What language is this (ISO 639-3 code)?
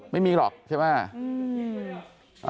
tha